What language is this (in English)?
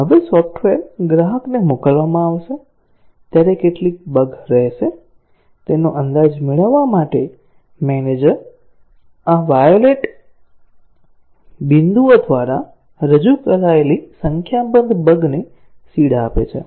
Gujarati